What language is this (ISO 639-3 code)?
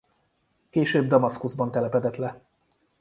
hun